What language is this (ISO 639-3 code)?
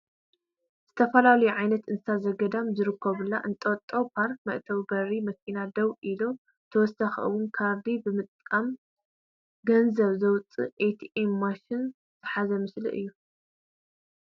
tir